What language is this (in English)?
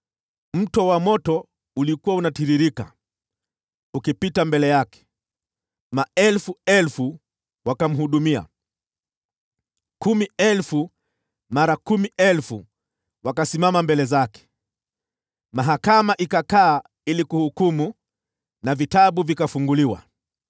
Swahili